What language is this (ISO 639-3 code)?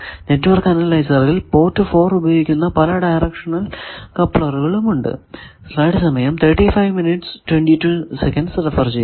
mal